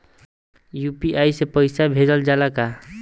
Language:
Bhojpuri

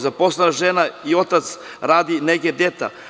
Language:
Serbian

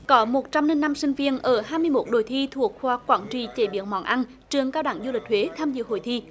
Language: Vietnamese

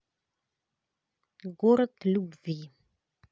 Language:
Russian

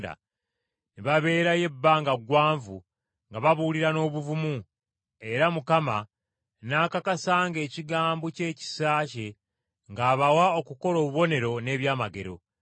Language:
Ganda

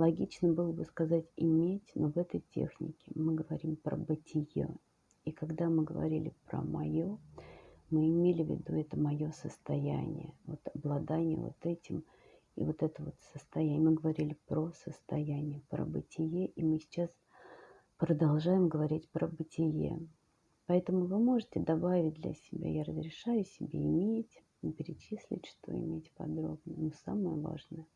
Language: Russian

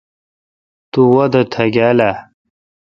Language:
Kalkoti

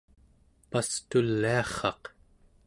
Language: Central Yupik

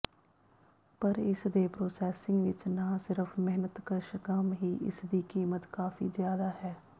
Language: Punjabi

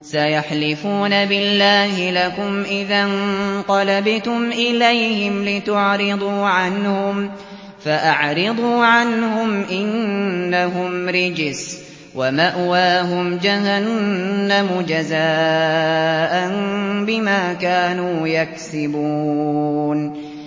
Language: Arabic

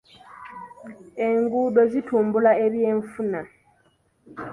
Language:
Ganda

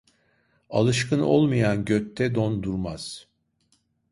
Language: Turkish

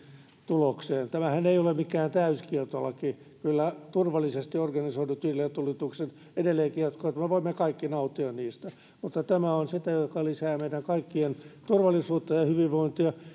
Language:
Finnish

